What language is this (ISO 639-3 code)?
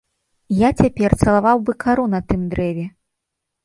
bel